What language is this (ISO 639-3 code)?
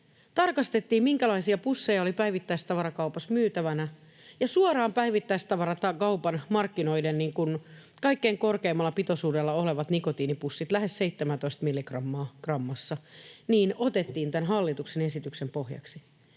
fin